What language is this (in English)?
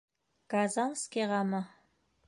Bashkir